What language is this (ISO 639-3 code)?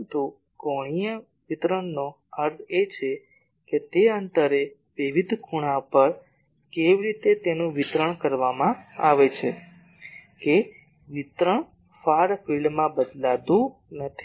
guj